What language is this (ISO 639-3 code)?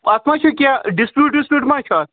kas